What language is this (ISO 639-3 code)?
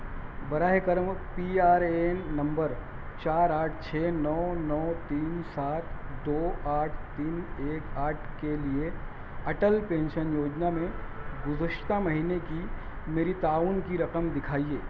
urd